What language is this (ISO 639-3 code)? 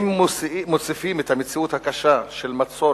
heb